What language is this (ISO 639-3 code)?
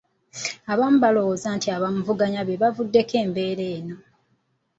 lug